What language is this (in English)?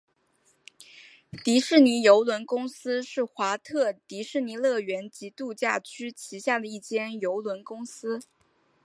Chinese